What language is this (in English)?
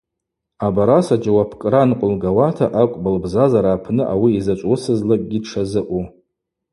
Abaza